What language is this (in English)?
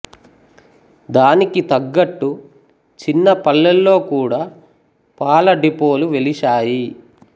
Telugu